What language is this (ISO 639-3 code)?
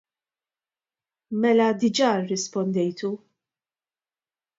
mlt